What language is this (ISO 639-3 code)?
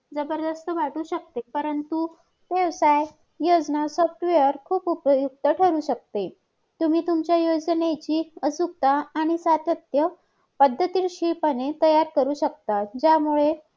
mar